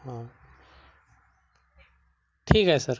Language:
Marathi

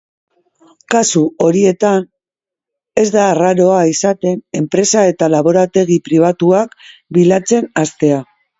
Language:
Basque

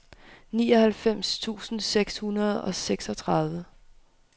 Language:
Danish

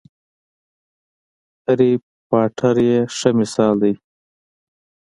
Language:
Pashto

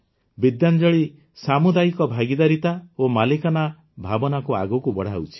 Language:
Odia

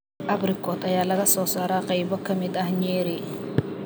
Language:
Somali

